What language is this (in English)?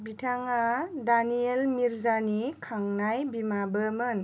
Bodo